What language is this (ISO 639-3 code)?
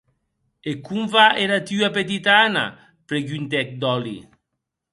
oci